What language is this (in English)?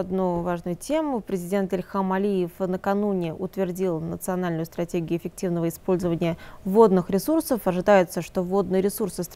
Russian